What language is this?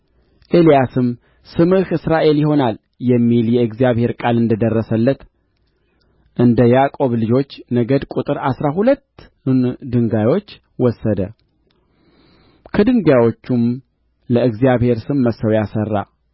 Amharic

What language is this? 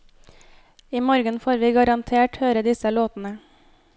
Norwegian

